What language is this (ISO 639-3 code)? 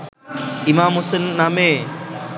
ben